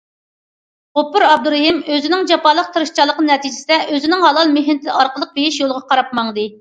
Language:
Uyghur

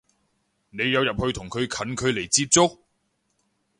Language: Cantonese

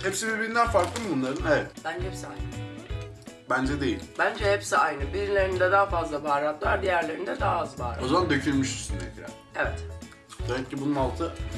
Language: Turkish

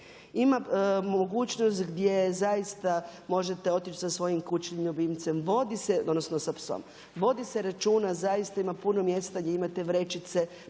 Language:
Croatian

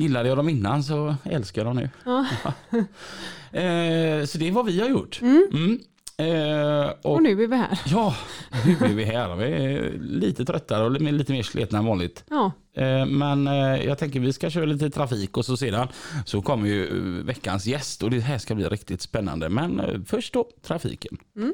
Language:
Swedish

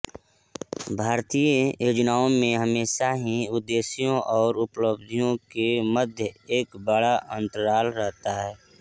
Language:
Hindi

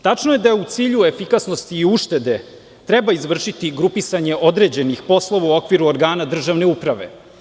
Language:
Serbian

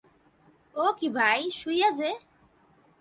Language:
Bangla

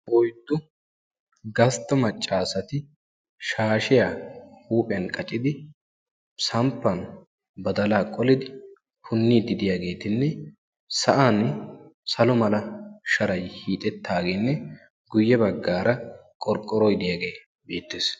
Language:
Wolaytta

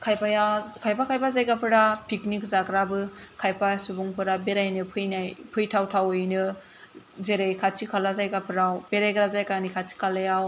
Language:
Bodo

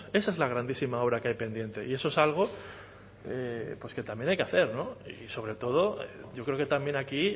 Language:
Spanish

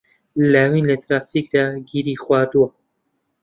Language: Central Kurdish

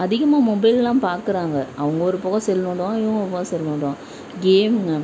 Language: Tamil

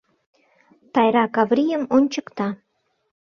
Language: Mari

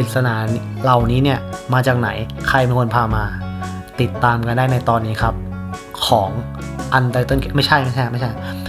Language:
Thai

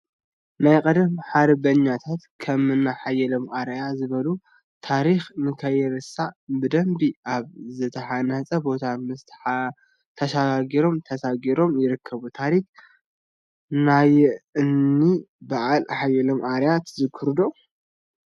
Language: Tigrinya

